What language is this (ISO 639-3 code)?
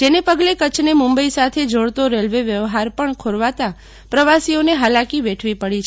guj